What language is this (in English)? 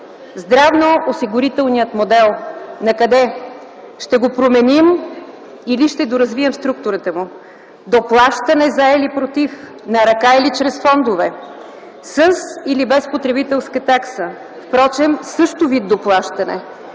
Bulgarian